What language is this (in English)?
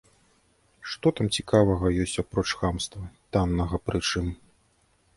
Belarusian